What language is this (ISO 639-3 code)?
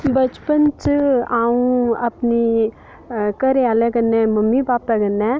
doi